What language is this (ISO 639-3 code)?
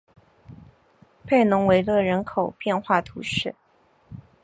zho